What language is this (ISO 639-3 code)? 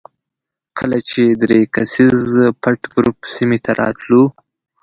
pus